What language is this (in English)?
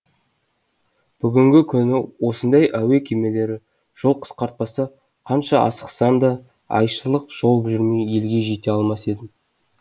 Kazakh